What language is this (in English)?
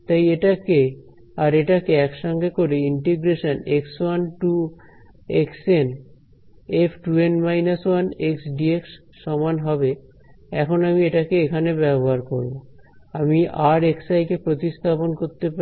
Bangla